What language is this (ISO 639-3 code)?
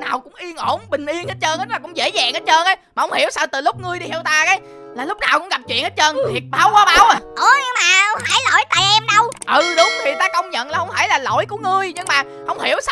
vie